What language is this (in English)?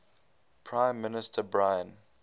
English